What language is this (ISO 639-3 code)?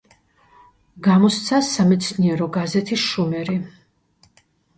kat